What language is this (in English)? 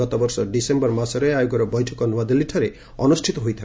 Odia